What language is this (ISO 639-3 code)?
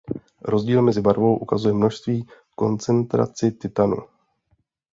ces